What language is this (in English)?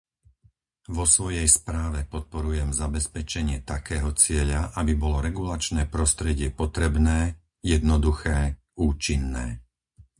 Slovak